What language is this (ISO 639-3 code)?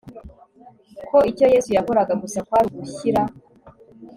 kin